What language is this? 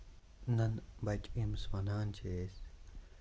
Kashmiri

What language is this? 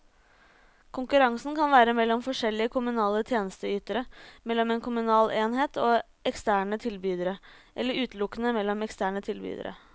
Norwegian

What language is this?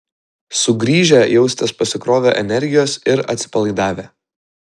Lithuanian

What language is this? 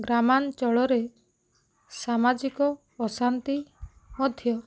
Odia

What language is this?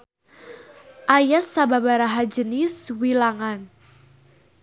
Sundanese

